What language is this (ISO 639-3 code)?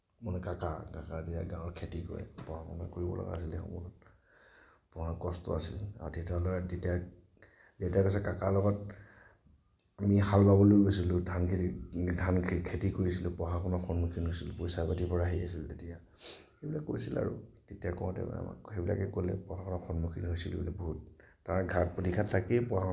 asm